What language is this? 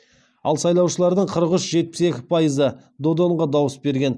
Kazakh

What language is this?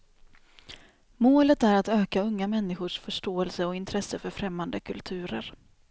Swedish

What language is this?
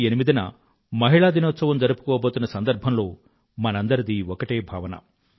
Telugu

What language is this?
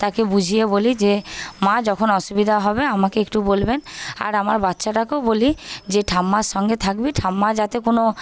Bangla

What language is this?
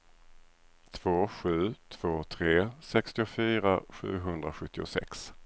Swedish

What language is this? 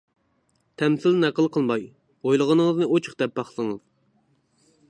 Uyghur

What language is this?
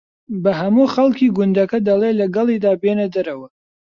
Central Kurdish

